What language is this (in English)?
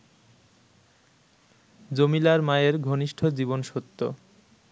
Bangla